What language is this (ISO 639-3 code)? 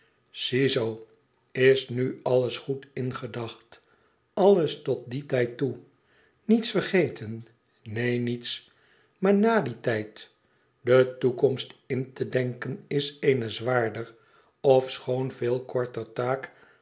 nld